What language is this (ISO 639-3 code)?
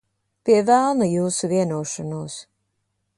lav